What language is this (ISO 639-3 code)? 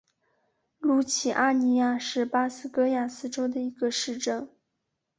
zho